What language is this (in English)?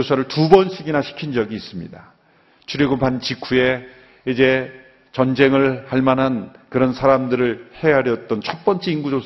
Korean